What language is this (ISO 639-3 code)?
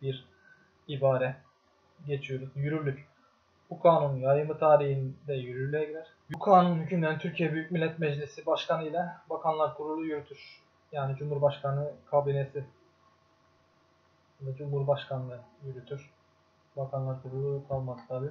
tur